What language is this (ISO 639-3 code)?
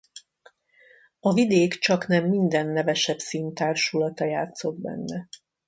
hun